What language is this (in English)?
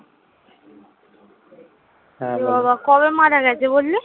Bangla